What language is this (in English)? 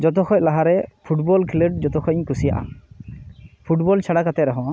Santali